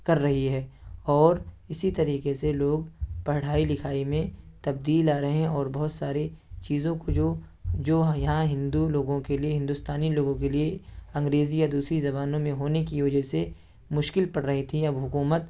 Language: Urdu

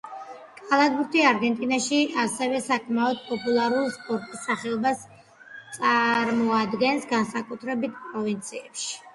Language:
Georgian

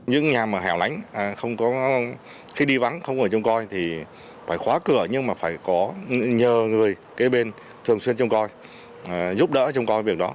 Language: Vietnamese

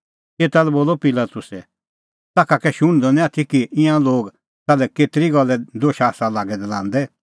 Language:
Kullu Pahari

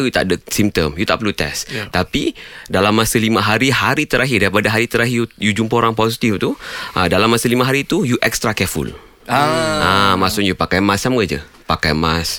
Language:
Malay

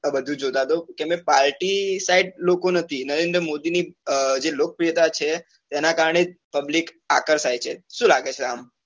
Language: Gujarati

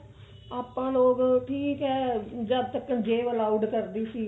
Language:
Punjabi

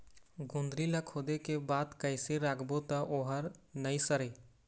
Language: Chhattisgarhi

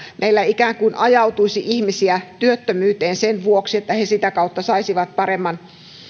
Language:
Finnish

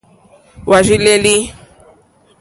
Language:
Mokpwe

